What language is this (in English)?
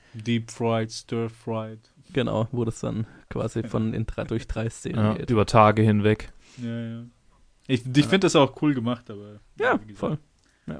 German